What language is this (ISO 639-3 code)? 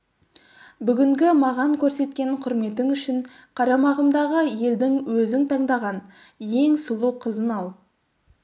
kaz